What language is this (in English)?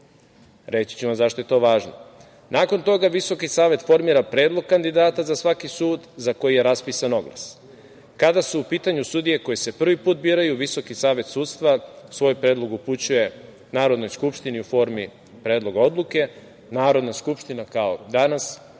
Serbian